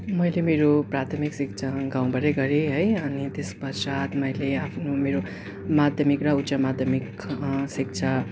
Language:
Nepali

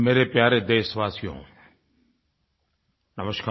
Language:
Hindi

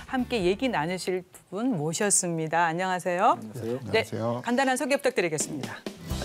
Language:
Korean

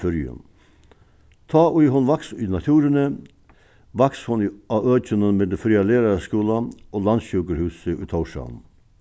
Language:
Faroese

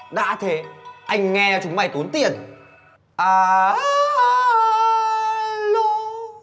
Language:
Vietnamese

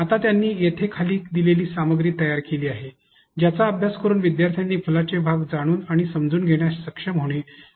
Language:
Marathi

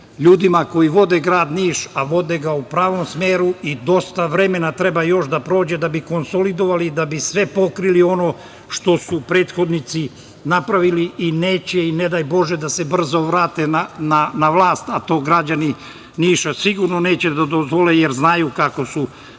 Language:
Serbian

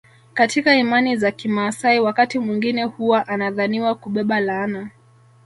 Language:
Swahili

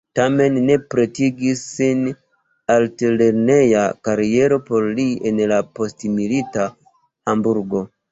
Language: Esperanto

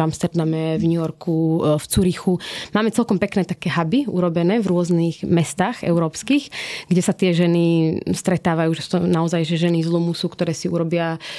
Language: Slovak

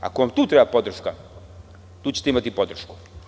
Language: Serbian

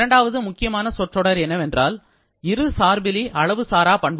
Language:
Tamil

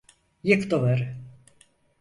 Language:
Turkish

